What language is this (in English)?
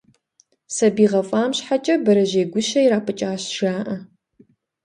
Kabardian